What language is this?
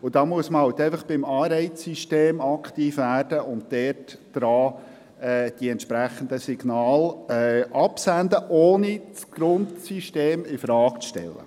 Swiss German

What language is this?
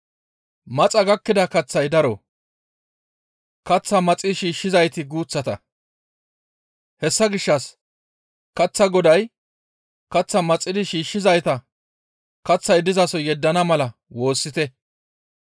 Gamo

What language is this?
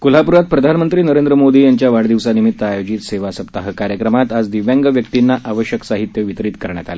Marathi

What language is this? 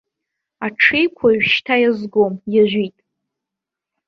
Abkhazian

